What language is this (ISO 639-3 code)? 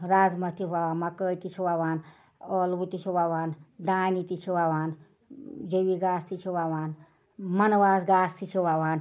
kas